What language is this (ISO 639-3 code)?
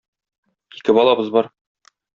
tat